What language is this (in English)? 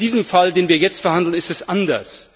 German